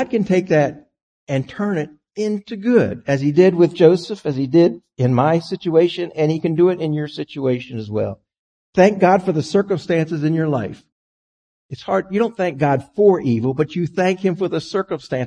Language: English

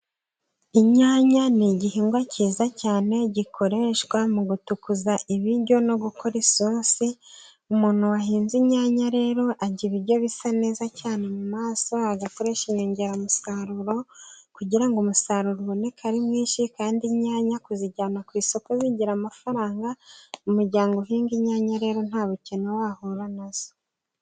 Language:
Kinyarwanda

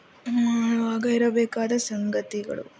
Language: Kannada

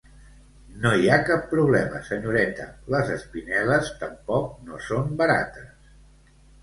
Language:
Catalan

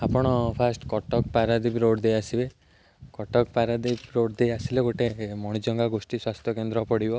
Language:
Odia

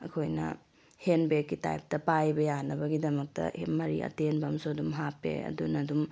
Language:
Manipuri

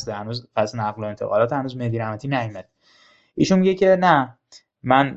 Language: Persian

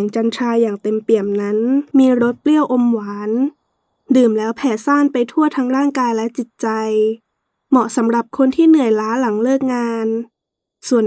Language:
Thai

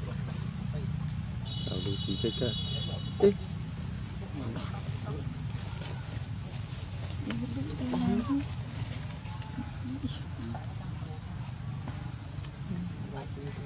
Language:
Indonesian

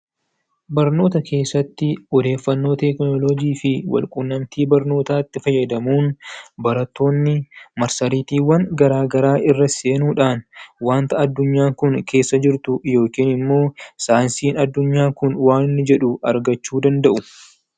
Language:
Oromo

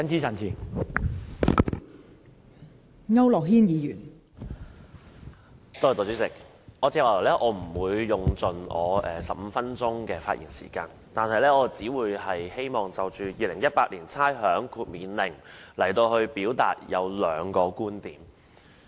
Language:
Cantonese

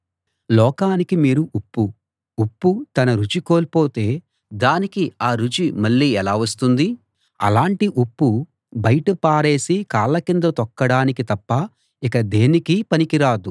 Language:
Telugu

